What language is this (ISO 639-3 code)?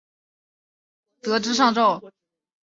zho